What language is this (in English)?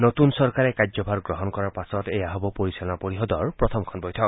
Assamese